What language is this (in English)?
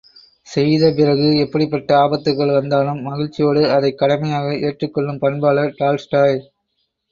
Tamil